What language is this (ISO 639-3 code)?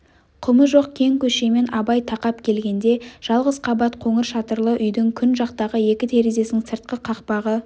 kaz